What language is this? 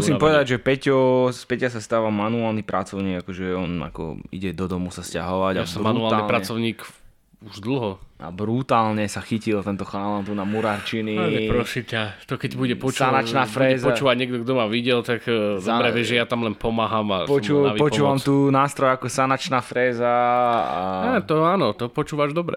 Slovak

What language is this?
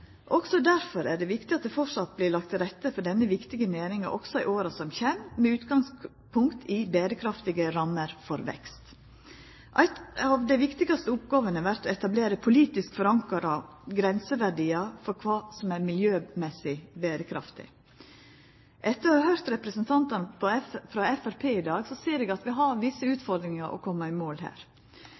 Norwegian Nynorsk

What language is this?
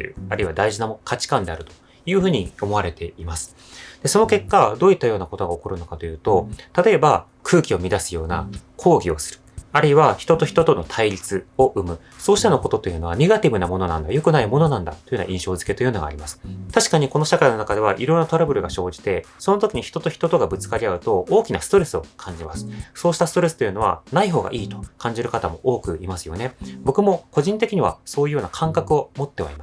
Japanese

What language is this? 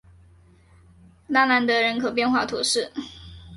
Chinese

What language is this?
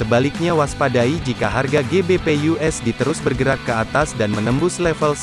Indonesian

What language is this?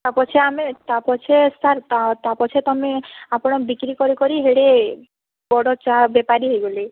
Odia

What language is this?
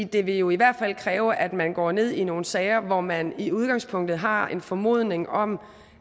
Danish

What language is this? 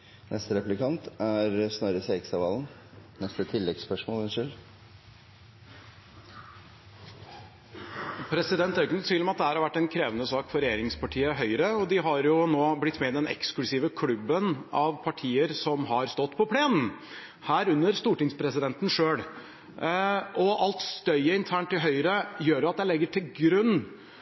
Norwegian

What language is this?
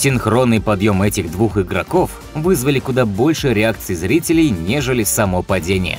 Russian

